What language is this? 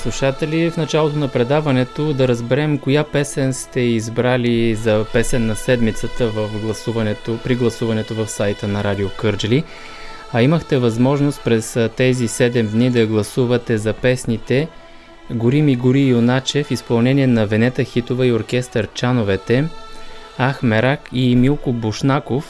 Bulgarian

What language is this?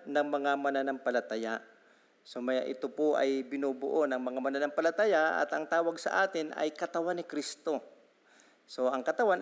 Filipino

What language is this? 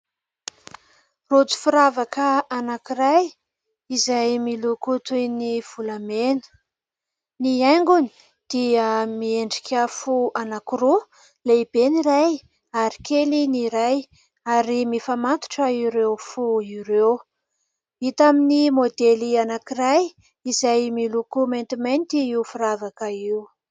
Malagasy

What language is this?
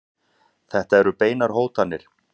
Icelandic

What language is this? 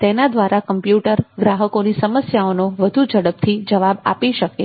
Gujarati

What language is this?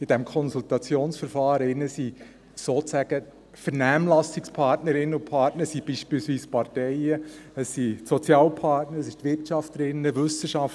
Swiss German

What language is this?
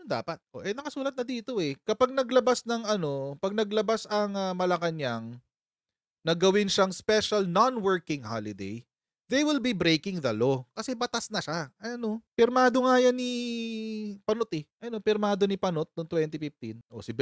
Filipino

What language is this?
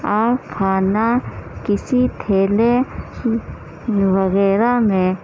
Urdu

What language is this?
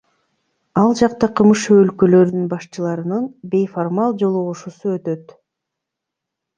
Kyrgyz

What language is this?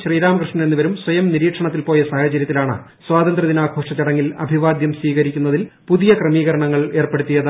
Malayalam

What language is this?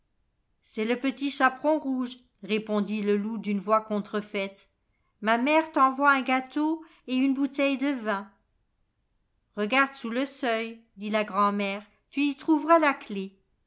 French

